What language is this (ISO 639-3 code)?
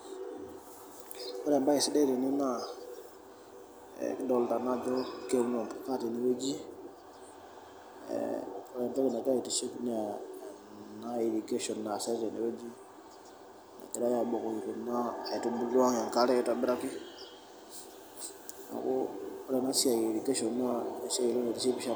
mas